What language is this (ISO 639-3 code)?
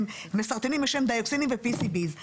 heb